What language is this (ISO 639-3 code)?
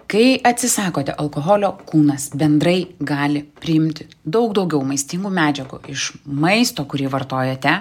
lit